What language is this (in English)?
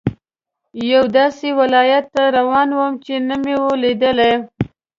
Pashto